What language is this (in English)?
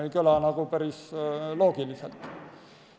Estonian